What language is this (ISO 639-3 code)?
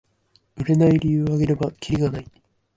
jpn